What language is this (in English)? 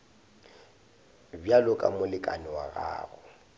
Northern Sotho